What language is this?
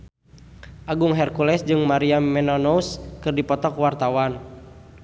Sundanese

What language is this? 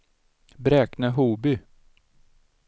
Swedish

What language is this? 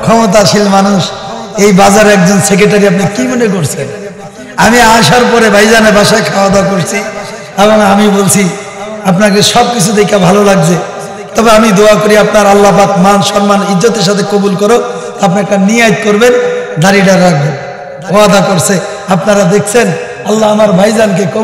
Arabic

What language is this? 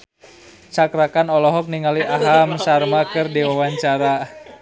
Sundanese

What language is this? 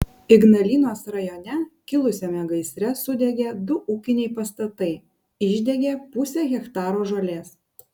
Lithuanian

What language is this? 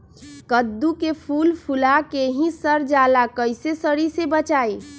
Magahi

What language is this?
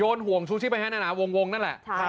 Thai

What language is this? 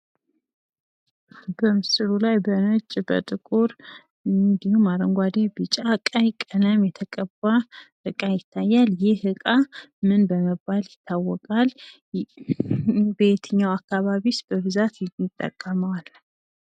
Amharic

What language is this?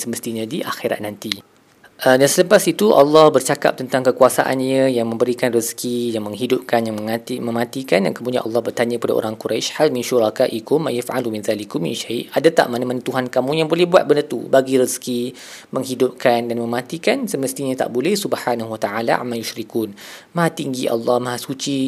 Malay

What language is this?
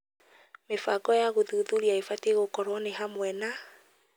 Kikuyu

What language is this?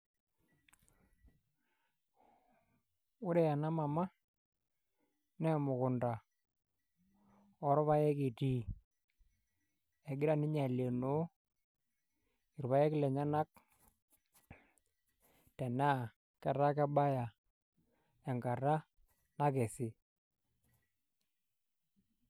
Masai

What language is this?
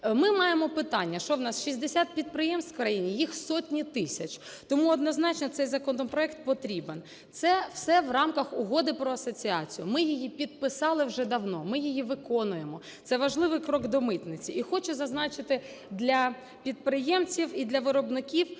Ukrainian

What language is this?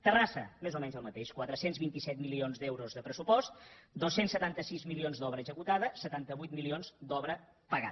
Catalan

